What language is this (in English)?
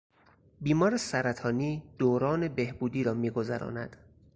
Persian